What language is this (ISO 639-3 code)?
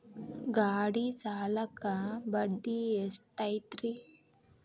kan